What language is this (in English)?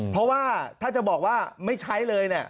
Thai